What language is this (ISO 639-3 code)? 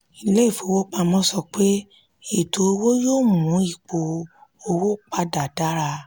yor